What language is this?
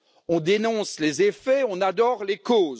French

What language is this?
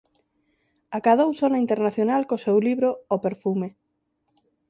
Galician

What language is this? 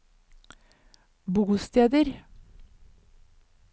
Norwegian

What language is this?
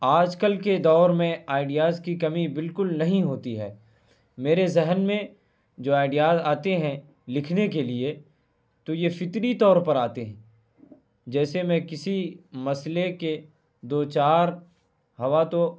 Urdu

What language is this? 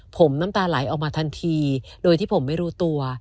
Thai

